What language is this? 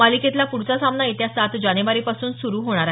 Marathi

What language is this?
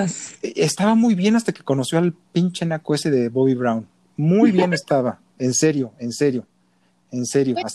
Spanish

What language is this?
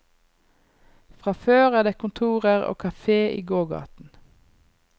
Norwegian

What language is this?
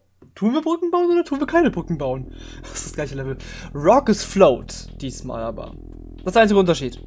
German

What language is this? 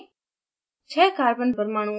Hindi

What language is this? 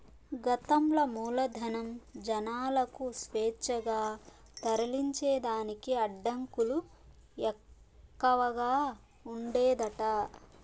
Telugu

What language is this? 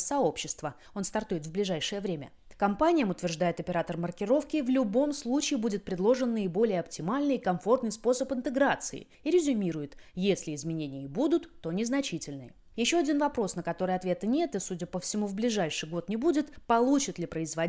Russian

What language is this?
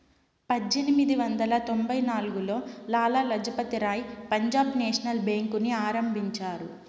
Telugu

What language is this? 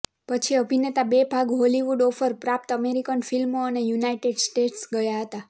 Gujarati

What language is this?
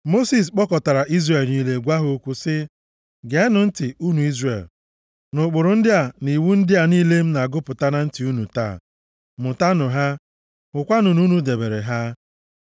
Igbo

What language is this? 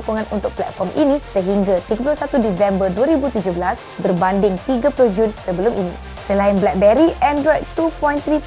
Malay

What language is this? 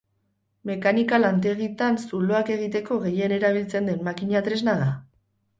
Basque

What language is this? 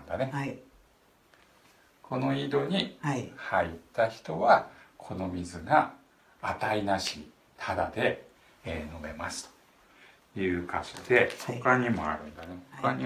Japanese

